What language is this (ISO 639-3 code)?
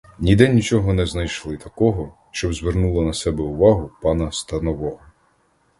ukr